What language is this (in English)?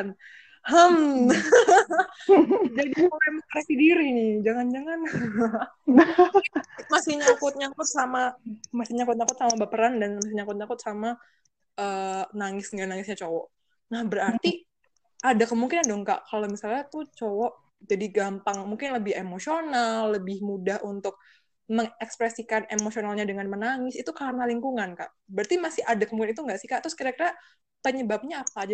Indonesian